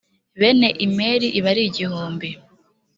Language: Kinyarwanda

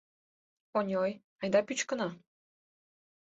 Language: Mari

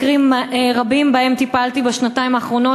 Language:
Hebrew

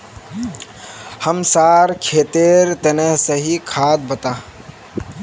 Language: Magahi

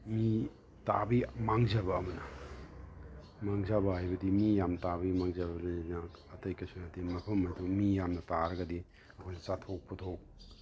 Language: Manipuri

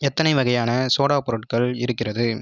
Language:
Tamil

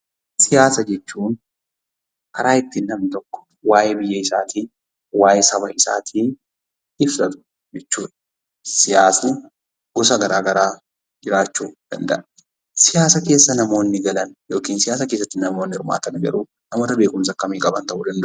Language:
Oromo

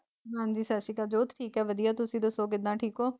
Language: Punjabi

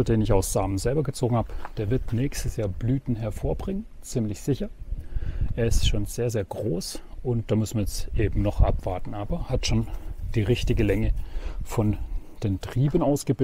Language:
German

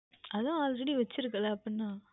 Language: Tamil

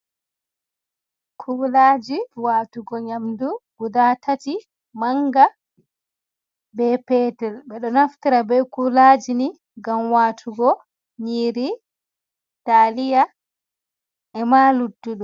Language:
Fula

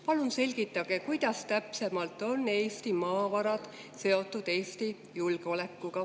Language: Estonian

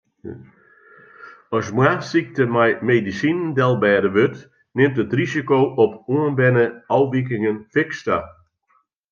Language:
Western Frisian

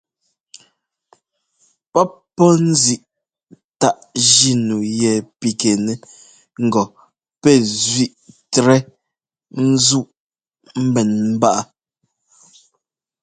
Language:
Ngomba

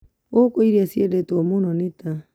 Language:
Kikuyu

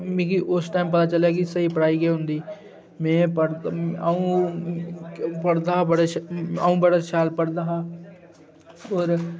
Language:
Dogri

